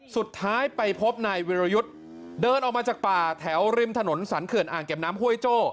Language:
Thai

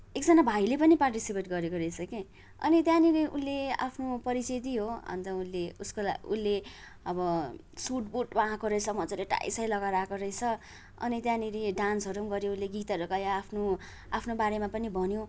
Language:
Nepali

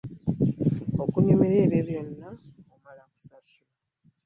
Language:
Ganda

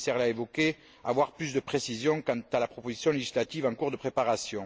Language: French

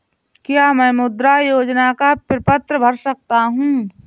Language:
Hindi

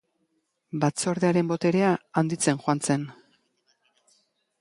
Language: Basque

